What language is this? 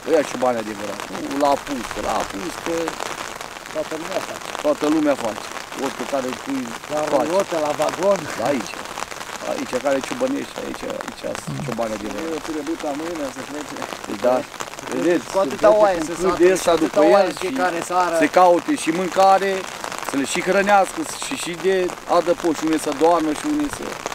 Romanian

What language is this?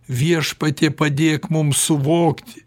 Lithuanian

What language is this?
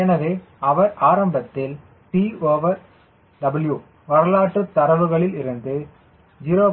Tamil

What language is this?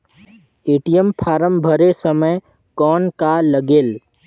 Chhattisgarhi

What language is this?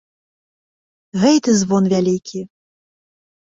Belarusian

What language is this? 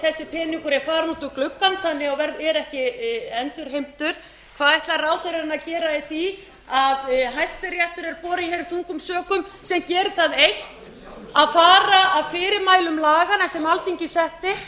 Icelandic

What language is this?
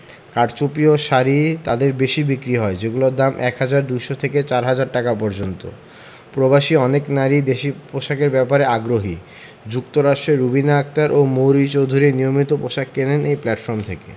Bangla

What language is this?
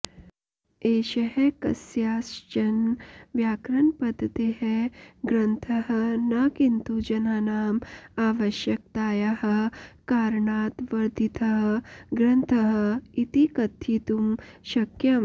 Sanskrit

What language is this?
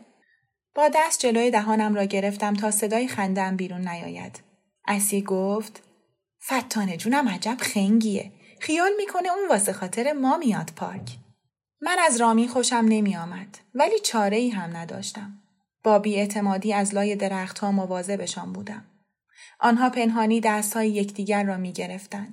Persian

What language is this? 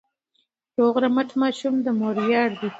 Pashto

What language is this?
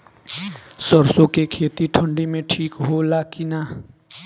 Bhojpuri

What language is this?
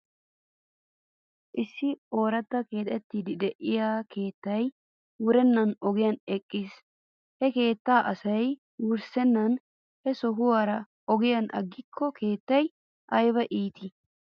Wolaytta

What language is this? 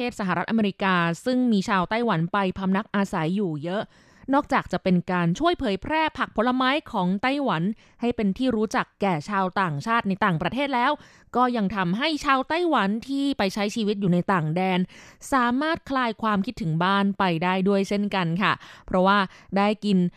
Thai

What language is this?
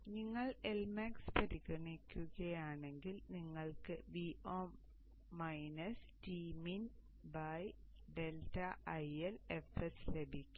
Malayalam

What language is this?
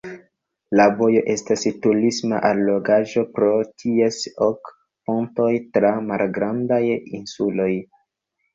Esperanto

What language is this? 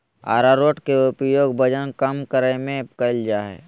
Magahi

